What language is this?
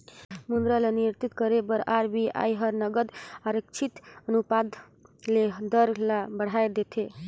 Chhattisgarhi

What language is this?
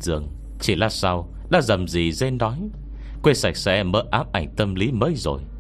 Vietnamese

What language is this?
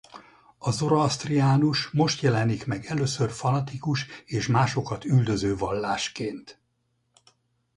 Hungarian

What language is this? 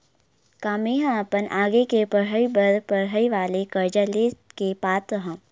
Chhattisgarhi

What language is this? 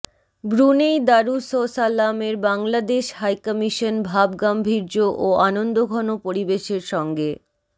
Bangla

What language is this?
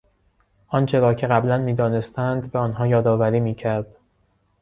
Persian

